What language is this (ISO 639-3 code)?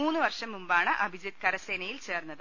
mal